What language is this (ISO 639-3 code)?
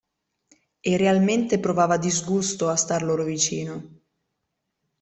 ita